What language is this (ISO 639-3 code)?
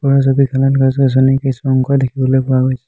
asm